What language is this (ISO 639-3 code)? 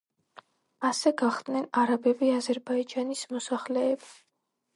kat